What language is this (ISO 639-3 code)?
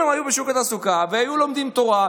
heb